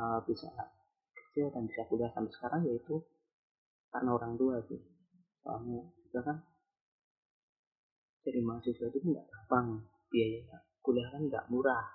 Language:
Indonesian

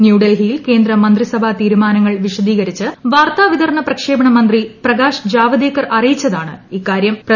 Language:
Malayalam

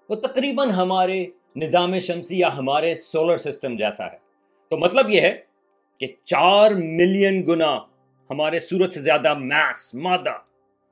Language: Urdu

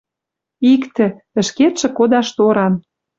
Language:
Western Mari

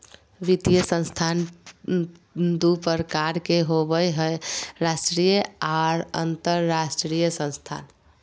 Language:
Magahi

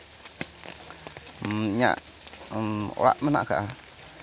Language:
Santali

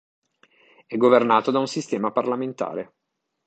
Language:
Italian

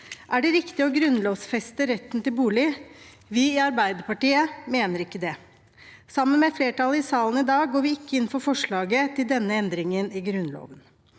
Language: Norwegian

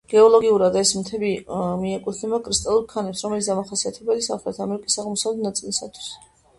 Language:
Georgian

